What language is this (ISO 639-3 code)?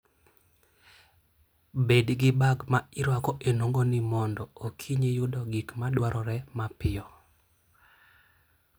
luo